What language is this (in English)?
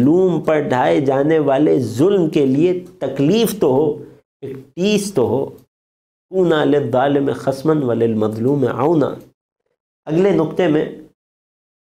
Arabic